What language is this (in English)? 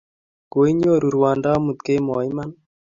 Kalenjin